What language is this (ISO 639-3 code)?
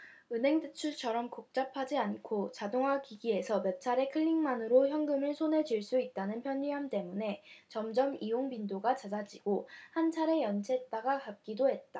kor